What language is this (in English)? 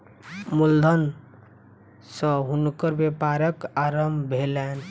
Maithili